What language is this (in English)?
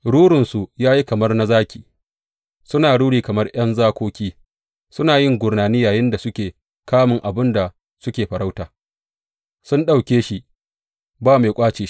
Hausa